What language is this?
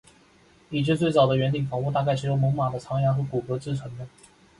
Chinese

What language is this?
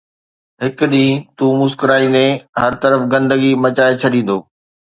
Sindhi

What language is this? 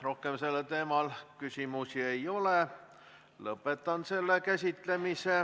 Estonian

